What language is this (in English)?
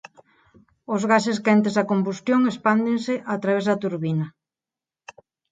Galician